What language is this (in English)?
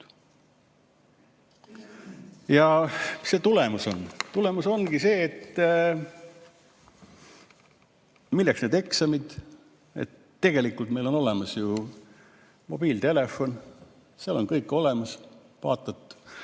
Estonian